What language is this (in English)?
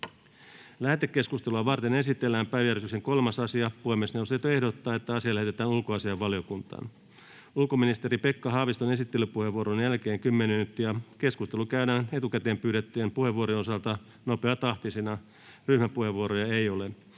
Finnish